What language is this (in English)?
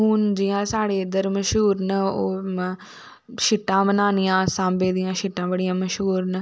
Dogri